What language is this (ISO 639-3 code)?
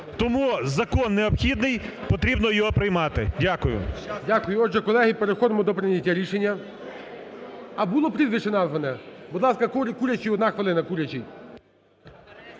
ukr